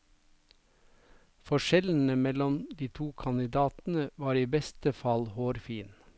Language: Norwegian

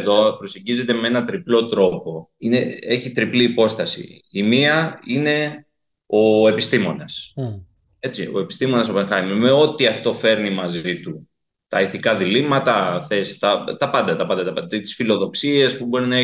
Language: Greek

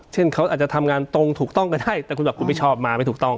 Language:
Thai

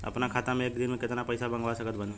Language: Bhojpuri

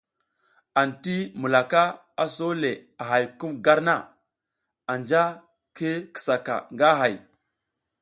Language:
South Giziga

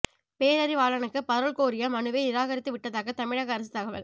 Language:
Tamil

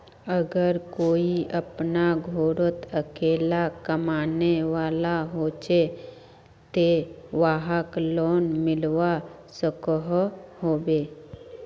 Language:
Magahi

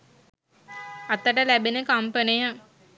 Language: Sinhala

